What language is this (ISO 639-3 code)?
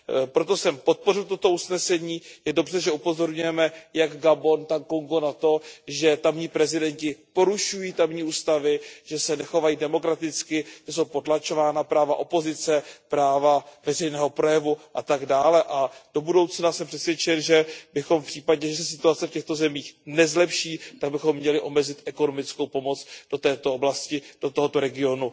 ces